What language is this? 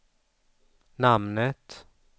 Swedish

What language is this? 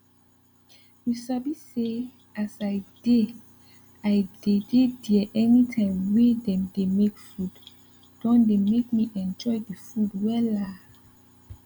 Nigerian Pidgin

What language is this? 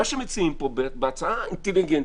Hebrew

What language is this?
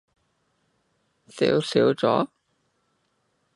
Cantonese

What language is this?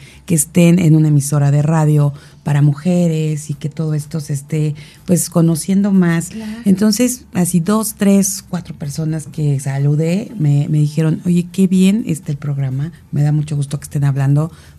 Spanish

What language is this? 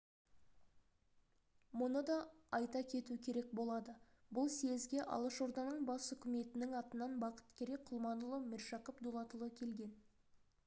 Kazakh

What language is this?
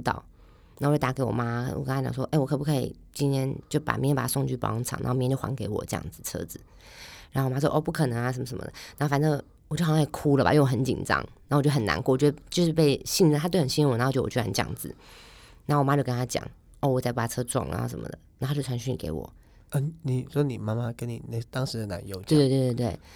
Chinese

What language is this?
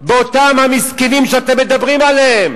Hebrew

